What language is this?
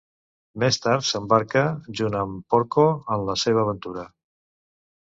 Catalan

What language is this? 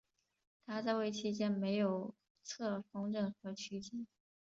Chinese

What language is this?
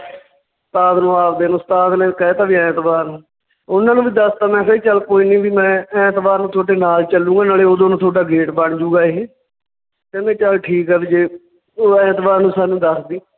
Punjabi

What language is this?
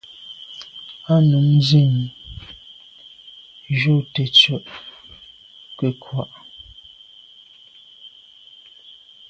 Medumba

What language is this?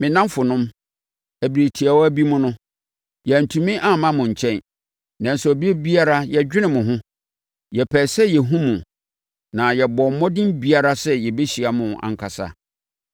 Akan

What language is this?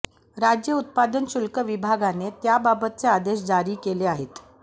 Marathi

